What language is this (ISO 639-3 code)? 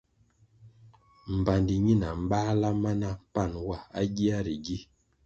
nmg